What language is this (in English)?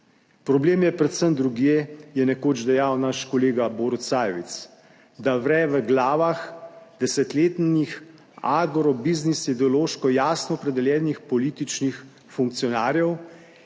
Slovenian